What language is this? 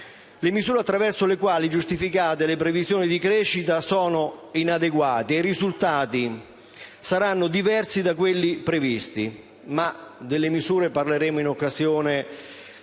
Italian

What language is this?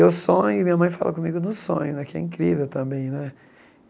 Portuguese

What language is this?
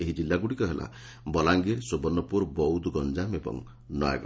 Odia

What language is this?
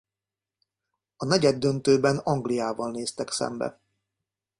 Hungarian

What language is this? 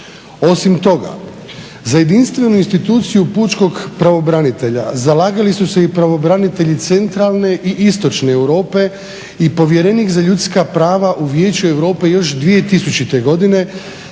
Croatian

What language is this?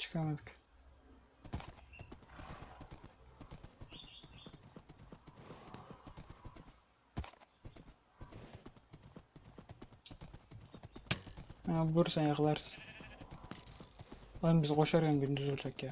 Turkish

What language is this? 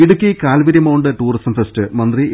Malayalam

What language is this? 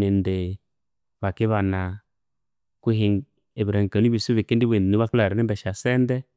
Konzo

